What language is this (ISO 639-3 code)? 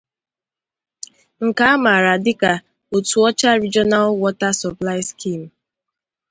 ibo